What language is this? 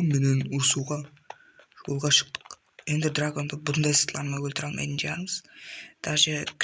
Latin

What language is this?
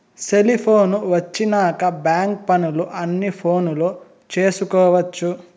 Telugu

